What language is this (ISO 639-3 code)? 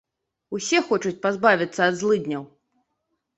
bel